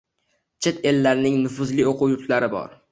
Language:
Uzbek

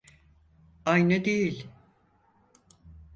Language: Turkish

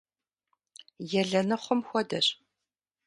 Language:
Kabardian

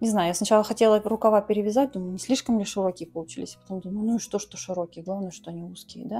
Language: Russian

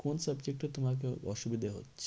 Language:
Bangla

